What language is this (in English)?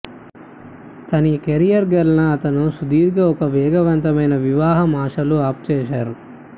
Telugu